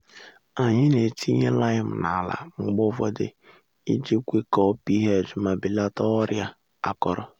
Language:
Igbo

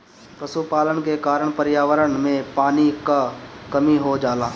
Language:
Bhojpuri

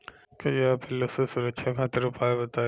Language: Bhojpuri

